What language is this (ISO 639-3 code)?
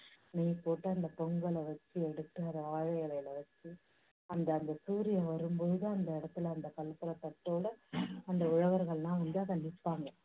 tam